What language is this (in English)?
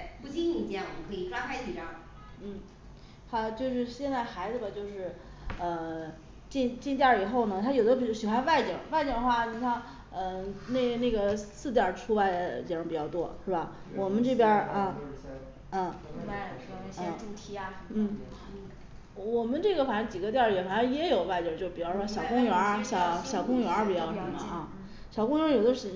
Chinese